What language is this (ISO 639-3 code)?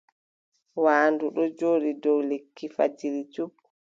fub